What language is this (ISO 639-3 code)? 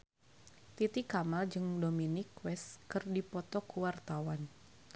sun